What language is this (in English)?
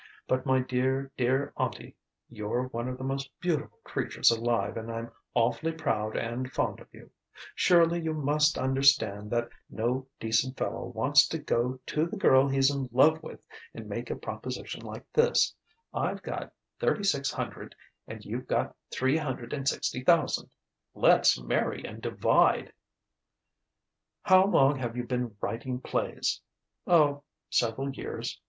English